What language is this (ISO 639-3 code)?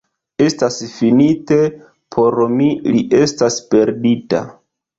epo